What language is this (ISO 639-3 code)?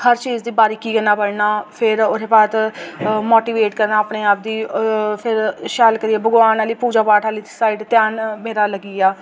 doi